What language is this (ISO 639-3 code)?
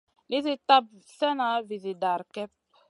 mcn